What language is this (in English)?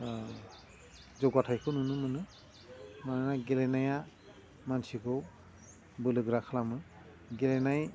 Bodo